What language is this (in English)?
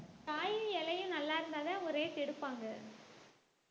Tamil